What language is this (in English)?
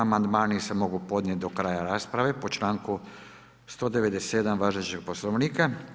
Croatian